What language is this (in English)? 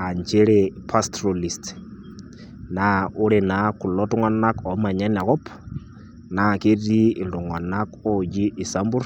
Masai